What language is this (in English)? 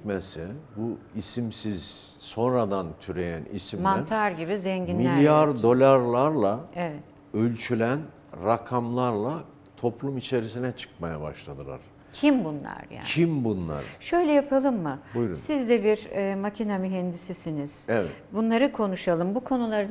Turkish